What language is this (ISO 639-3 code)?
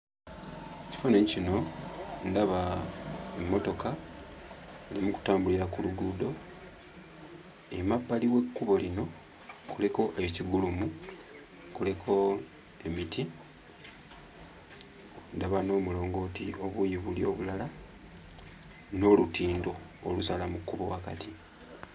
lug